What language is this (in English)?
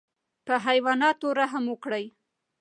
Pashto